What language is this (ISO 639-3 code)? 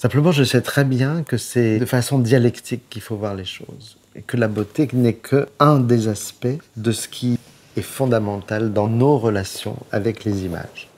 fra